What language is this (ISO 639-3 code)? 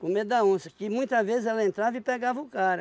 por